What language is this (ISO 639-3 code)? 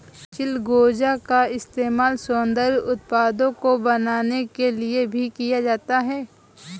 hin